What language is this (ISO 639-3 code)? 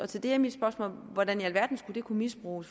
dan